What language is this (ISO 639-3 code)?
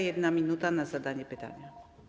pol